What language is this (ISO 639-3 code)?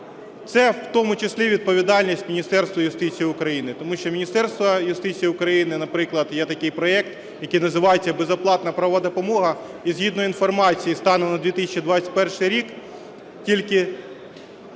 ukr